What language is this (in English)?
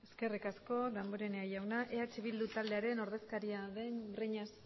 Basque